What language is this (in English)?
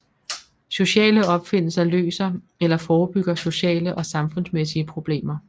Danish